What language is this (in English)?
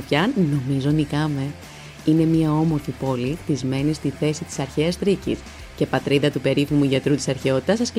Greek